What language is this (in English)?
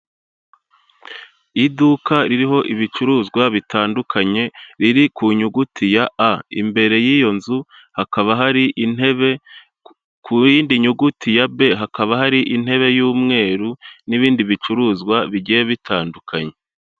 Kinyarwanda